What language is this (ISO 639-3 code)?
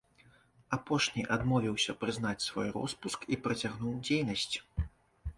bel